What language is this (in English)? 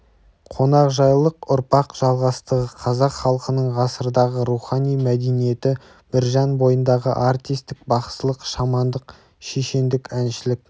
Kazakh